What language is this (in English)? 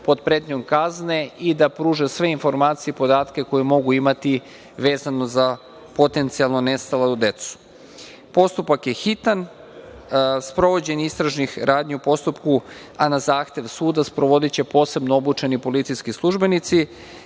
Serbian